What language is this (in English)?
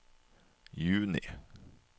Norwegian